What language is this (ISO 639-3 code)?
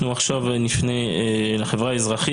heb